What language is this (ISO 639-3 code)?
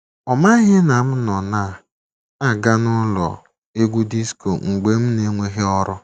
ibo